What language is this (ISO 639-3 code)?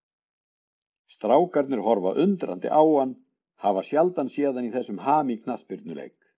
isl